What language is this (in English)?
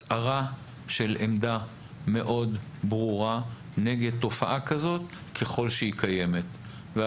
Hebrew